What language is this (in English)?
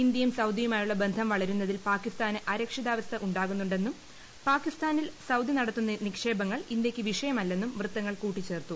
Malayalam